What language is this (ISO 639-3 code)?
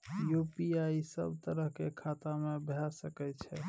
mai